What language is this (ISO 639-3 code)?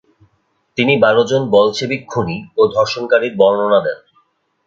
ben